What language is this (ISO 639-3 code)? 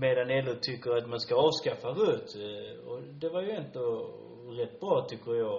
swe